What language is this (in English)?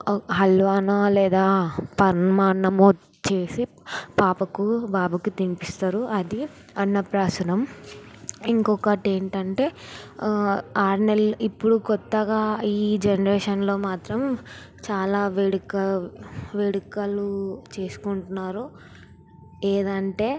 Telugu